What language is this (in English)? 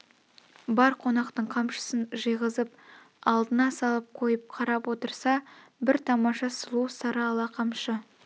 Kazakh